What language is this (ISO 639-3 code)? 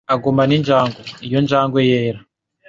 kin